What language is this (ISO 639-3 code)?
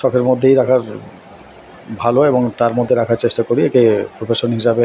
ben